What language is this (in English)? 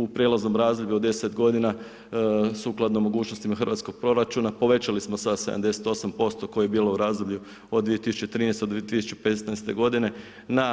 Croatian